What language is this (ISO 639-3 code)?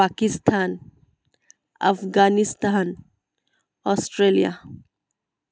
asm